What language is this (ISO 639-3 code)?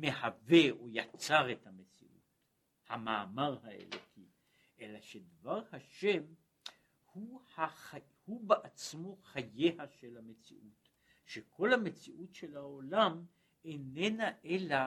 heb